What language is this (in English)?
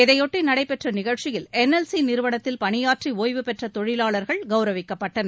Tamil